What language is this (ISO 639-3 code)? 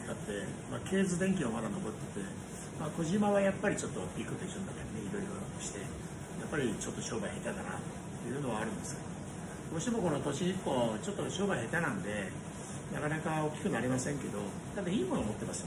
jpn